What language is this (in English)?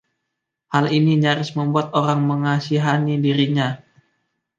Indonesian